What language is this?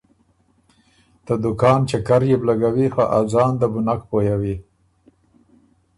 Ormuri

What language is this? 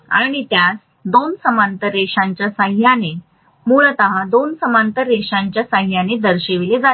Marathi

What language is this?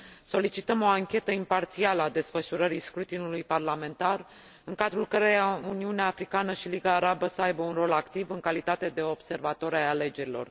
Romanian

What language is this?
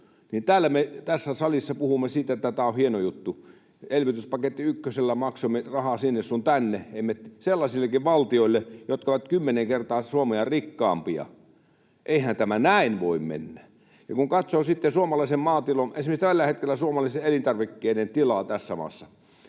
Finnish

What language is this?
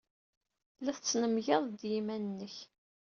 Kabyle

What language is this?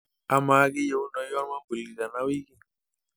Masai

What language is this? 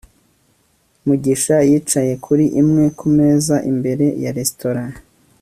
Kinyarwanda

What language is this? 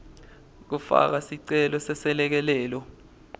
Swati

